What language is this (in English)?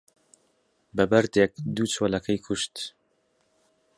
Central Kurdish